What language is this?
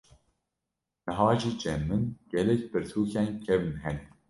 Kurdish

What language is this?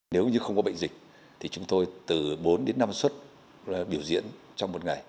Vietnamese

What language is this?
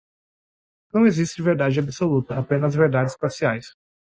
Portuguese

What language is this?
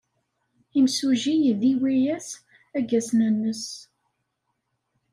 Kabyle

